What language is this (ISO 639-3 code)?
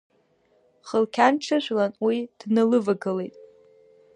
abk